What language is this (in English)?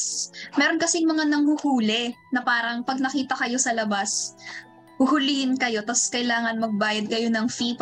Filipino